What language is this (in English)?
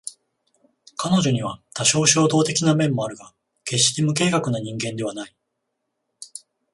Japanese